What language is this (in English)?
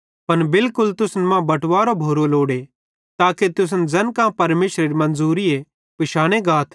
Bhadrawahi